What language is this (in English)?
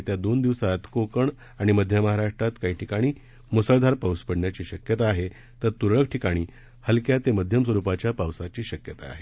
Marathi